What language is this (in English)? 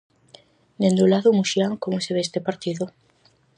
Galician